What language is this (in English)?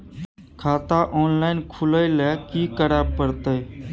Maithili